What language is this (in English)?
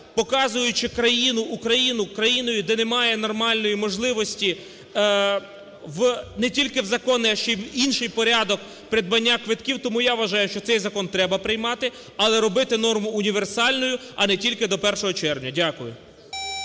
Ukrainian